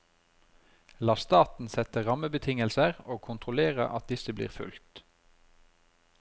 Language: Norwegian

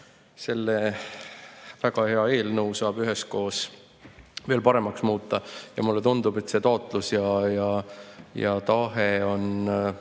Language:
Estonian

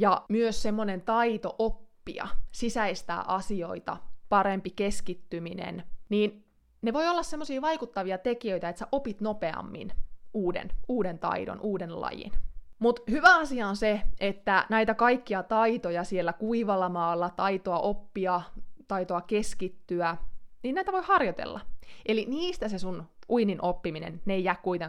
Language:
Finnish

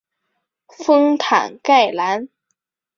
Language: Chinese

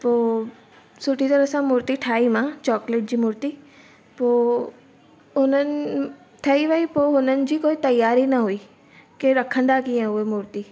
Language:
Sindhi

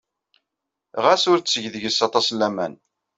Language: Kabyle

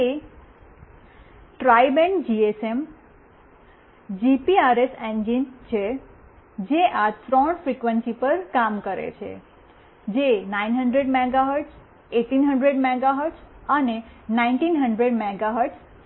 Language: Gujarati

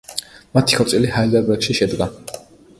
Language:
Georgian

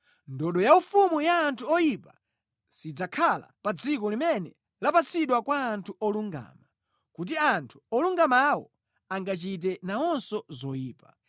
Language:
Nyanja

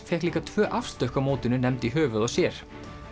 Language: Icelandic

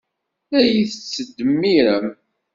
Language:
Kabyle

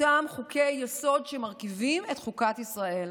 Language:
Hebrew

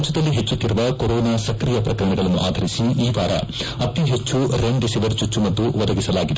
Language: Kannada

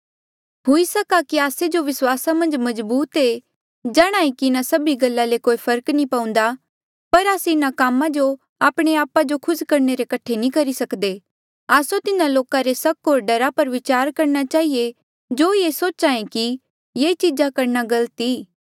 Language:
Mandeali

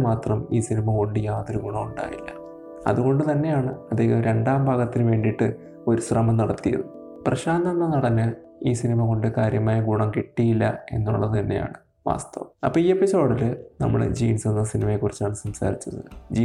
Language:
Malayalam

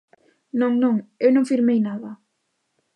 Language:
Galician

